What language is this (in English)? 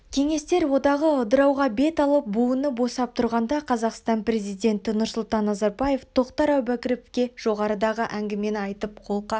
Kazakh